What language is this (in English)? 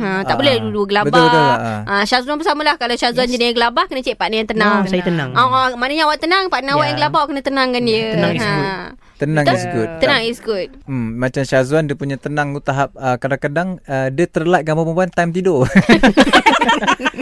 Malay